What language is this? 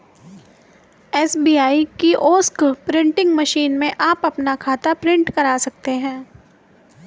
Hindi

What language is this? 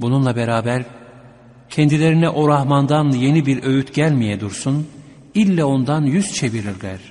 Turkish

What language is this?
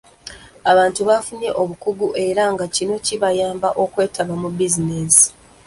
Ganda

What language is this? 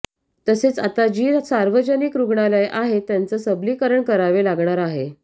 Marathi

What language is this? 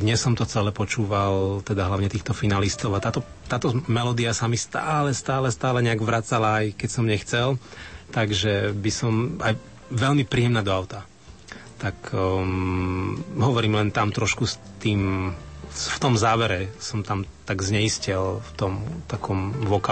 Slovak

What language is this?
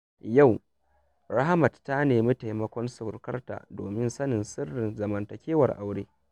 Hausa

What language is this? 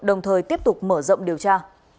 Vietnamese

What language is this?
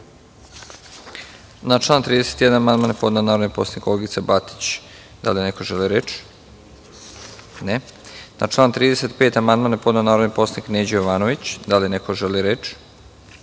Serbian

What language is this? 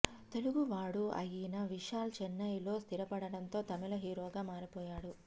Telugu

